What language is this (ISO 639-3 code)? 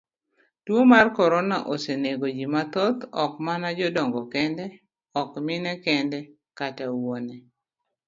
luo